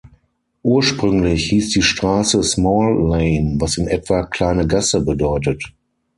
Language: German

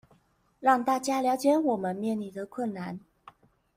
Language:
Chinese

